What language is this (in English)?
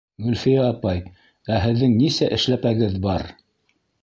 Bashkir